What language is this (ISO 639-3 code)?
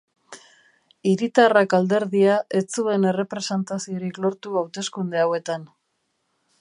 eus